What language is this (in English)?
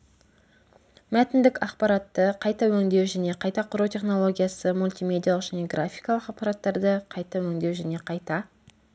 Kazakh